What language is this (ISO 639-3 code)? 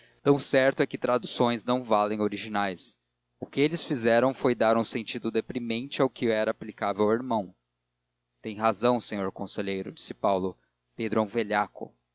por